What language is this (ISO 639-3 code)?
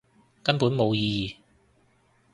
yue